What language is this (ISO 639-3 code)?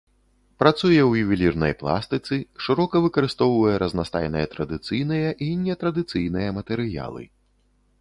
bel